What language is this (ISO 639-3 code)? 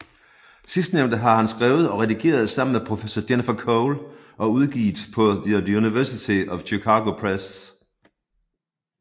dan